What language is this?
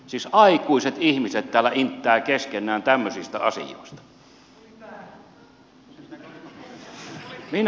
Finnish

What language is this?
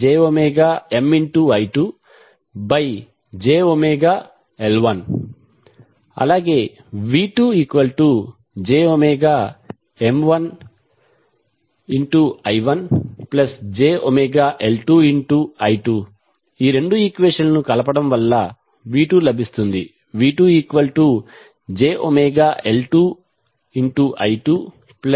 Telugu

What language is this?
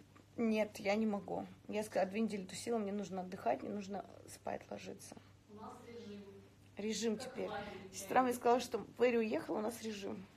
Russian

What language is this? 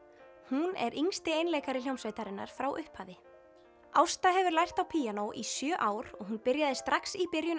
Icelandic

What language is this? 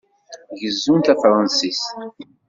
Kabyle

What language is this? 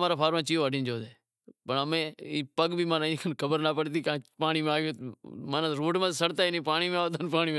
Wadiyara Koli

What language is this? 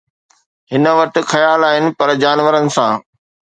Sindhi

